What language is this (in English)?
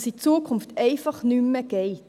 Swiss German